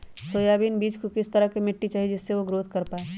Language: Magahi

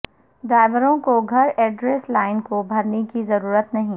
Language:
Urdu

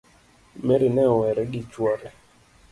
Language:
Luo (Kenya and Tanzania)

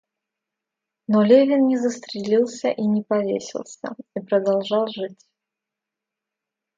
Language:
Russian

